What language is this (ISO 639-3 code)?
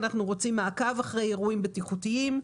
heb